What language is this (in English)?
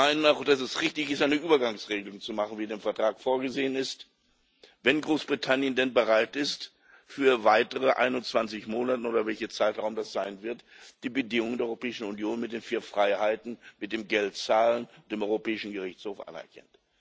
German